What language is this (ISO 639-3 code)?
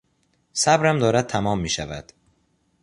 fas